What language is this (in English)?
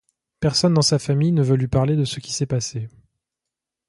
French